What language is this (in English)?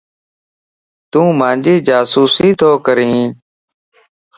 Lasi